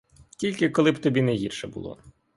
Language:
Ukrainian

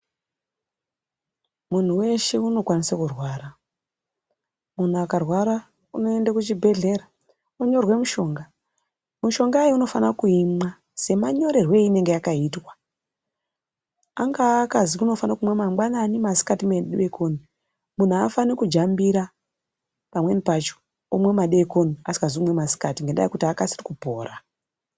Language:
Ndau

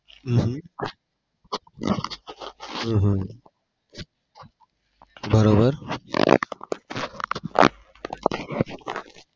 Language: Gujarati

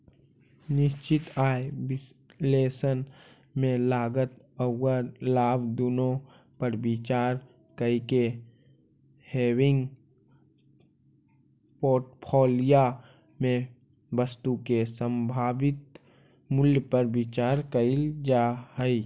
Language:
Magahi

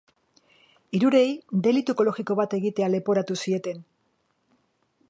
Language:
Basque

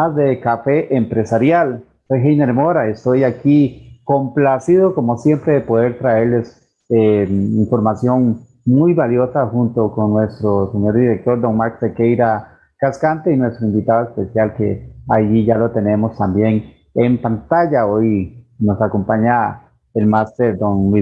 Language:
Spanish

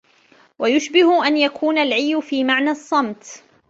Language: Arabic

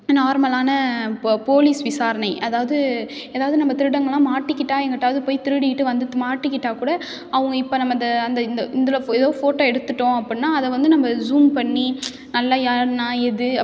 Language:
Tamil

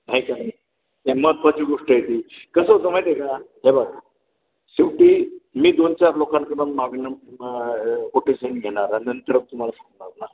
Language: Marathi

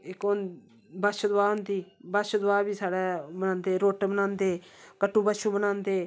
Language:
Dogri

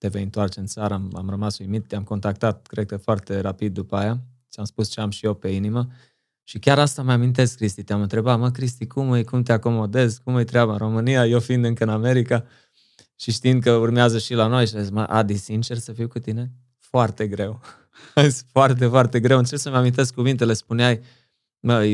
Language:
Romanian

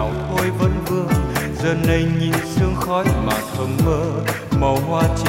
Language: Vietnamese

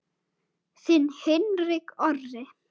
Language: Icelandic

